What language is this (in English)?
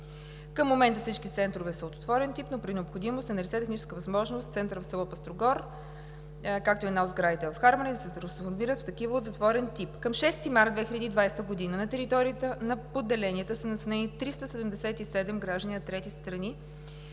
Bulgarian